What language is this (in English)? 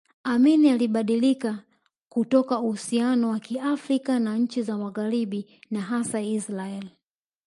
Swahili